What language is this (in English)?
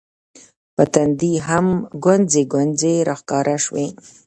Pashto